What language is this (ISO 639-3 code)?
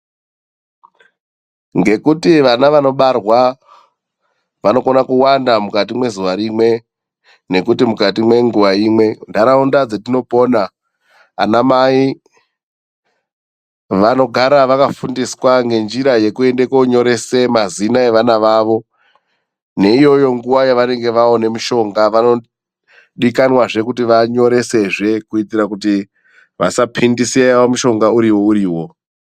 ndc